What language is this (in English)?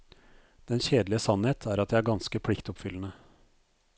Norwegian